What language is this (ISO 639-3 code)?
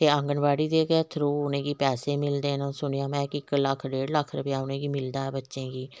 doi